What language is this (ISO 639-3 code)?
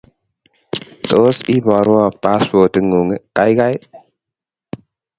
kln